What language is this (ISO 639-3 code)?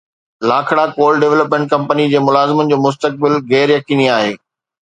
snd